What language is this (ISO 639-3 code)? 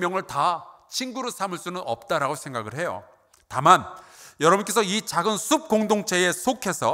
kor